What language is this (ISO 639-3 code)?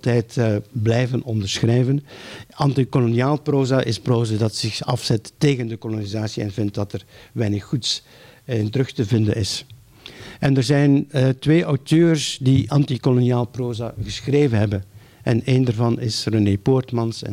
nld